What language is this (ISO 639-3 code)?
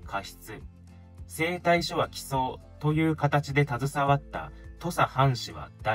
jpn